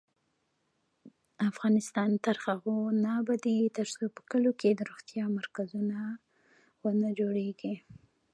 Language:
Pashto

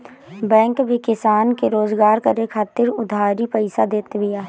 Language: Bhojpuri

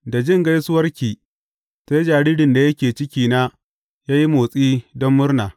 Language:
Hausa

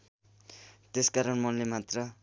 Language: Nepali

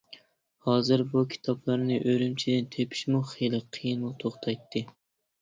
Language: Uyghur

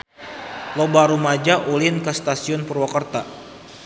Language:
Sundanese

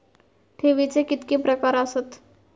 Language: Marathi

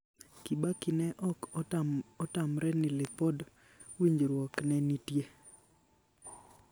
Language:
Luo (Kenya and Tanzania)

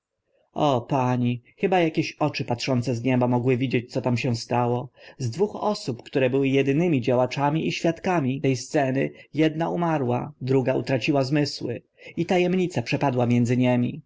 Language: Polish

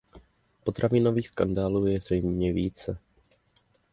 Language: Czech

